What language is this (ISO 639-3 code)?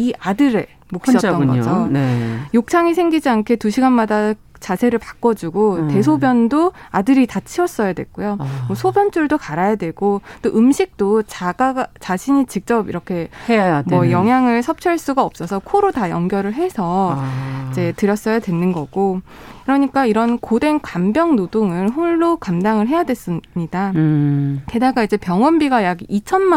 kor